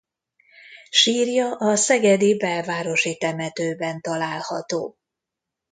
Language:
Hungarian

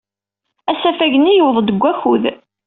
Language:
Kabyle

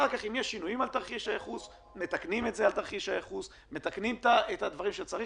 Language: Hebrew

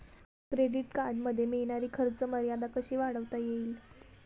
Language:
Marathi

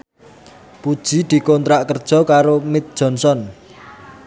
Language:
Javanese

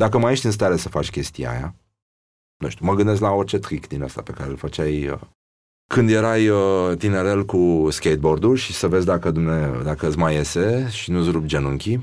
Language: Romanian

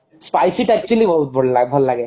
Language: Odia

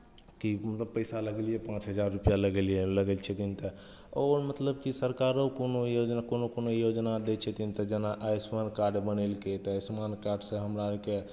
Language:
Maithili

